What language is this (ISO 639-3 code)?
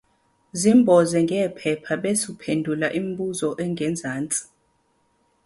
zul